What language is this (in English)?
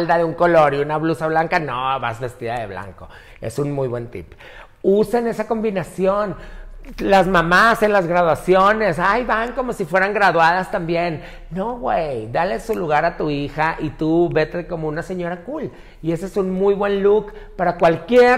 Spanish